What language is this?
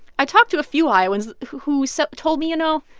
English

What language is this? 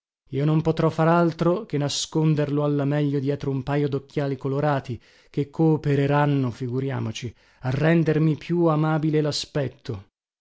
Italian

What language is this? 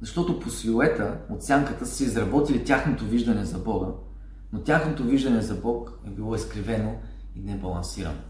Bulgarian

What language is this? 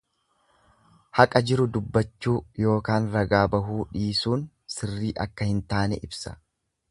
Oromo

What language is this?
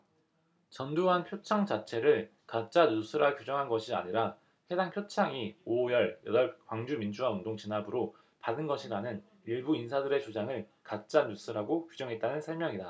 Korean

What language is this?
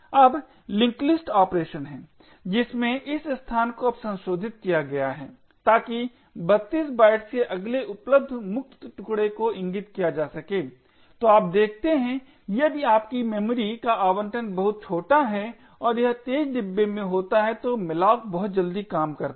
Hindi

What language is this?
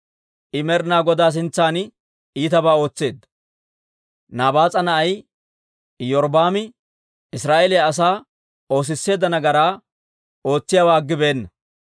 Dawro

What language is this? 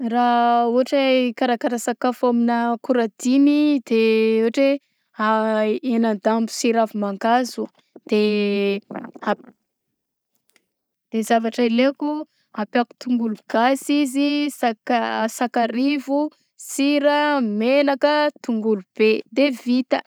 Southern Betsimisaraka Malagasy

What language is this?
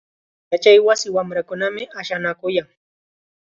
Chiquián Ancash Quechua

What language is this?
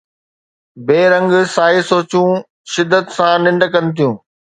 Sindhi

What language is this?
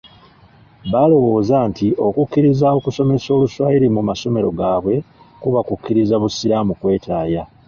Ganda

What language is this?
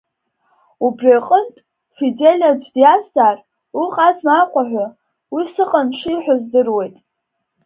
Abkhazian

